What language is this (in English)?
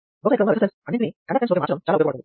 Telugu